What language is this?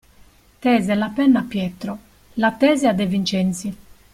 Italian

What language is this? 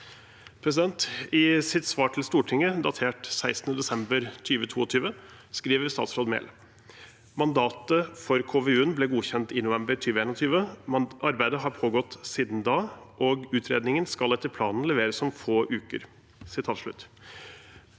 Norwegian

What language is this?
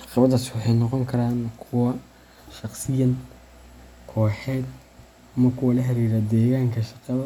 Somali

